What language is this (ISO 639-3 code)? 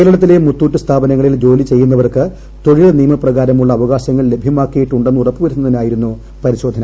mal